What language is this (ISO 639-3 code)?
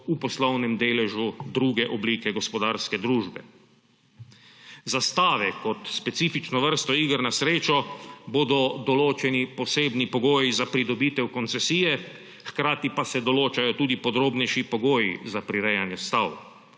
slv